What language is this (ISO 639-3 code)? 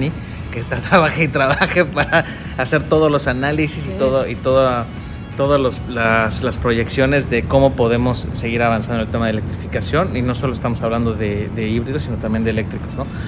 spa